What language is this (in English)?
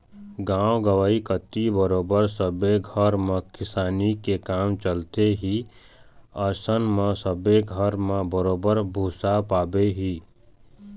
Chhattisgarhi